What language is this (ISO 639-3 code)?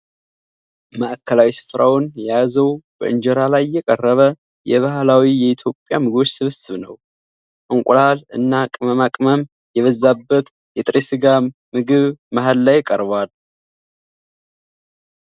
amh